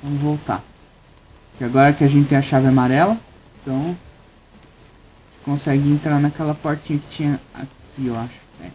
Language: Portuguese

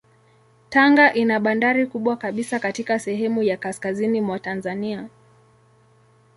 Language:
Swahili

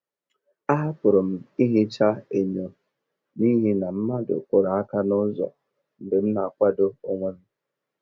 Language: Igbo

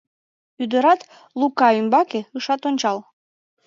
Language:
Mari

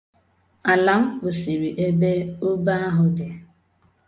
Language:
Igbo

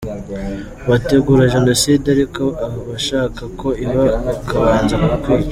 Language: Kinyarwanda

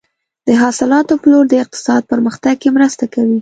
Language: Pashto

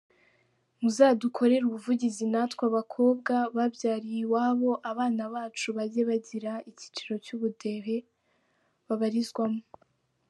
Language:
Kinyarwanda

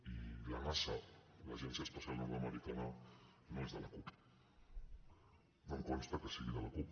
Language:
Catalan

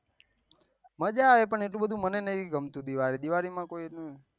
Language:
Gujarati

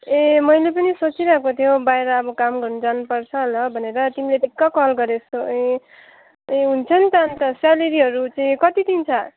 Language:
Nepali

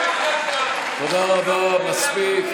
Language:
Hebrew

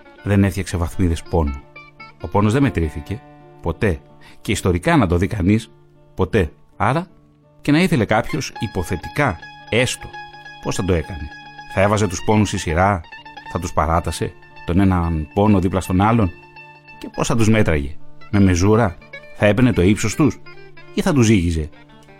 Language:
Greek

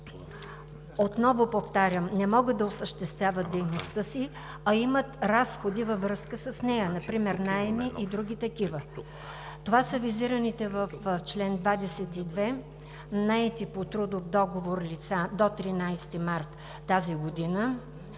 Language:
Bulgarian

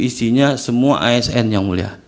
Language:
Indonesian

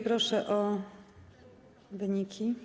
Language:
Polish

